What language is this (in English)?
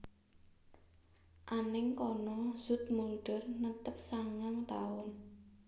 Javanese